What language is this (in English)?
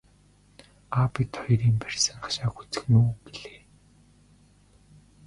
Mongolian